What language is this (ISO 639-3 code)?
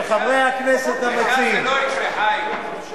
heb